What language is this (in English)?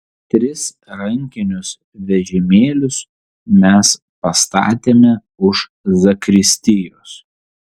Lithuanian